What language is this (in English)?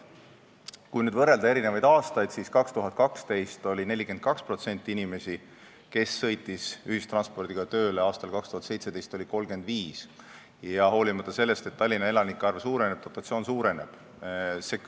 Estonian